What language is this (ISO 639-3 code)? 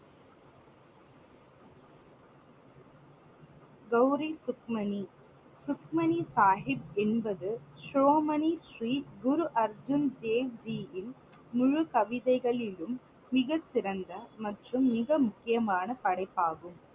tam